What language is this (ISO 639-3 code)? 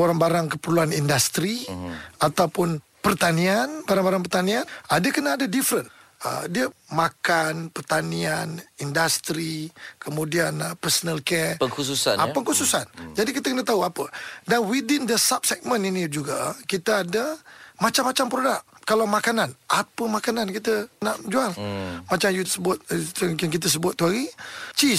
msa